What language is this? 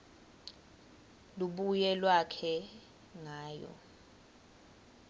Swati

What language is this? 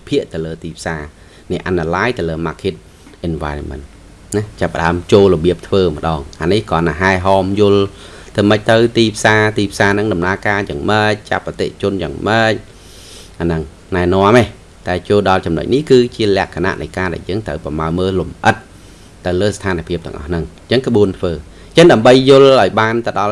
Vietnamese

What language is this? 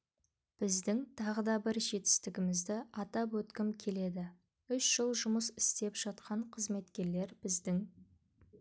Kazakh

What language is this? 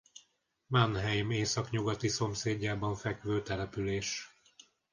Hungarian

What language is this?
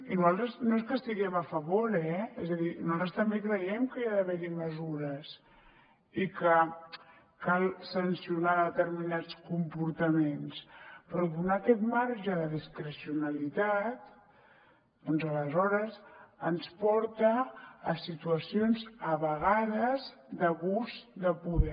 Catalan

